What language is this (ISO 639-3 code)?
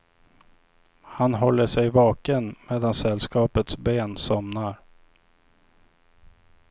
swe